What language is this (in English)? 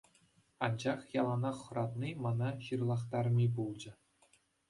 Chuvash